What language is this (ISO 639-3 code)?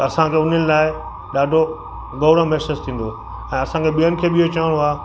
snd